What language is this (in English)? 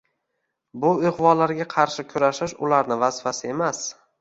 Uzbek